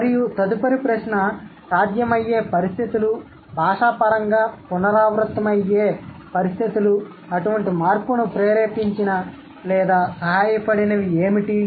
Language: Telugu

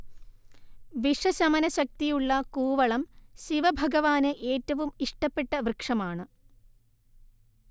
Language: Malayalam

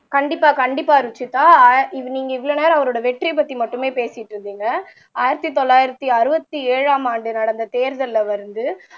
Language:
Tamil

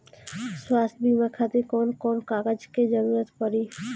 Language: Bhojpuri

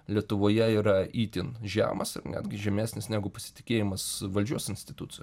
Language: Lithuanian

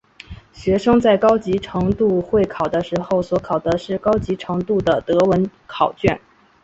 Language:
Chinese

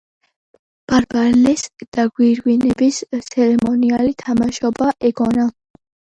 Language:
Georgian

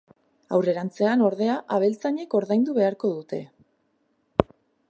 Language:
Basque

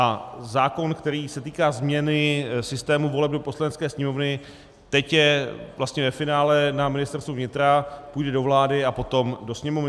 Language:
Czech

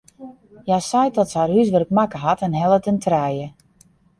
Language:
Western Frisian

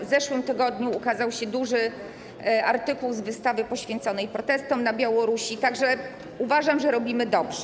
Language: Polish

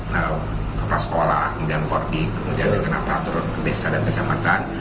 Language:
Indonesian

